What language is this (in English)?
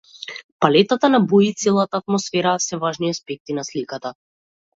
Macedonian